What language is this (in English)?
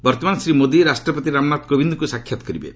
Odia